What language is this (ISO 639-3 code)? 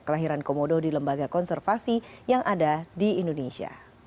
ind